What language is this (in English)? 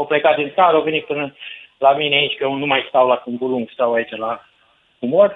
Romanian